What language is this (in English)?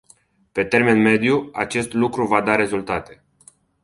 Romanian